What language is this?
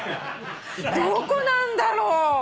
Japanese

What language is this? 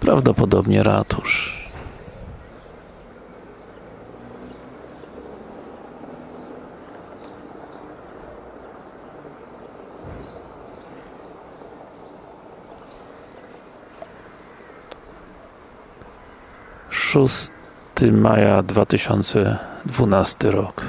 Polish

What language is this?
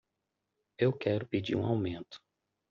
Portuguese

